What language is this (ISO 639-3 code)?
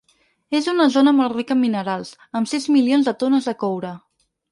cat